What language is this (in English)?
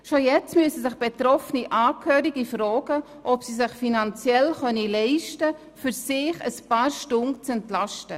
Swiss German